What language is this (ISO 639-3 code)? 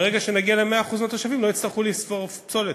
heb